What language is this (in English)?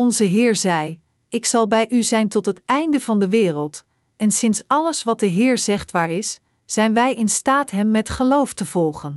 Dutch